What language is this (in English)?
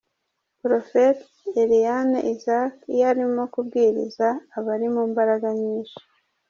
Kinyarwanda